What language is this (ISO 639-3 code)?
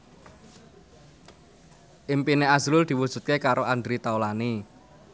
jav